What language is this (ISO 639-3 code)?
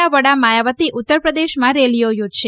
guj